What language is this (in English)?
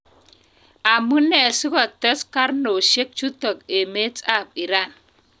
Kalenjin